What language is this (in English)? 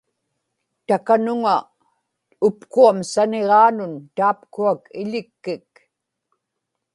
Inupiaq